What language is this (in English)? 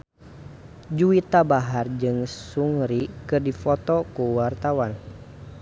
Sundanese